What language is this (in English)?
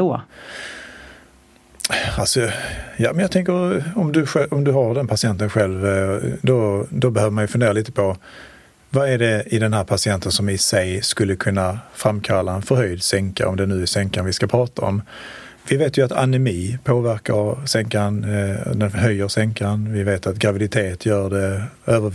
Swedish